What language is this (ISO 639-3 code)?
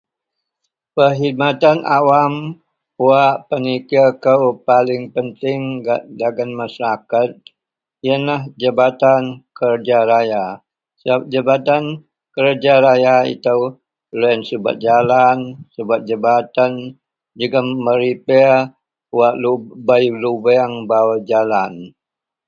mel